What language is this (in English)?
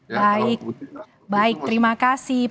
Indonesian